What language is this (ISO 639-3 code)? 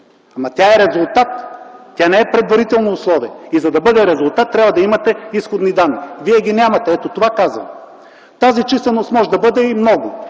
bul